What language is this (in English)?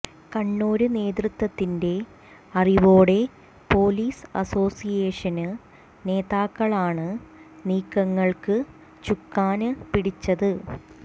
Malayalam